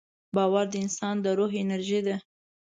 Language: Pashto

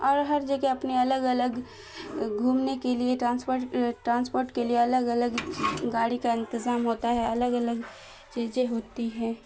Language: Urdu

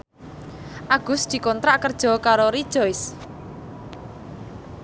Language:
Javanese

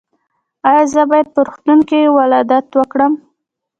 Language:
Pashto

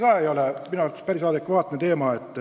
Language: Estonian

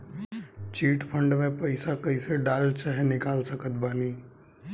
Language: Bhojpuri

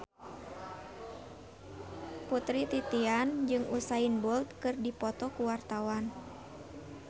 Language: Sundanese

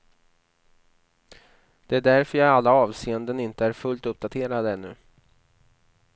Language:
Swedish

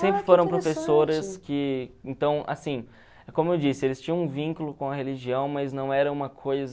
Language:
Portuguese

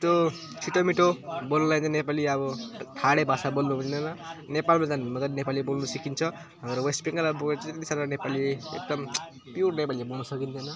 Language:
Nepali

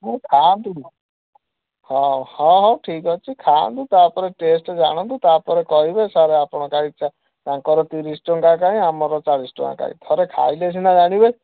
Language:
Odia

